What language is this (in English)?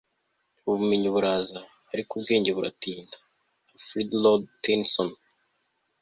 Kinyarwanda